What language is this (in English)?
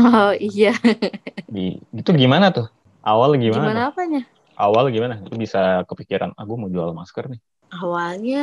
Indonesian